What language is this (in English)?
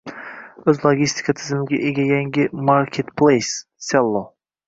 Uzbek